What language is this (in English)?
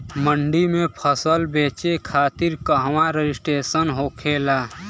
Bhojpuri